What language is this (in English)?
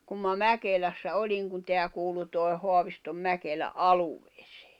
Finnish